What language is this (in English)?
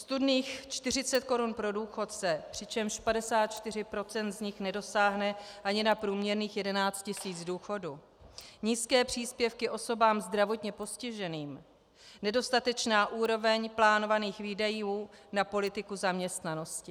Czech